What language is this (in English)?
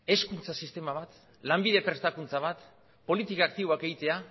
Basque